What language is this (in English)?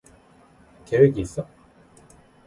Korean